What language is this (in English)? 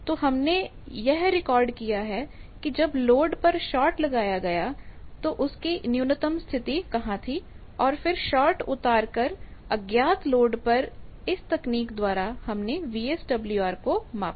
Hindi